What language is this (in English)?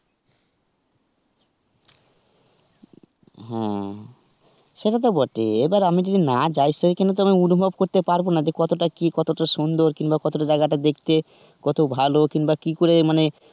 Bangla